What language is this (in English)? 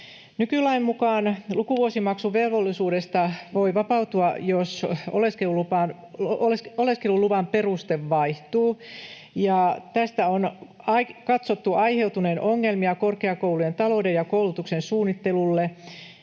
Finnish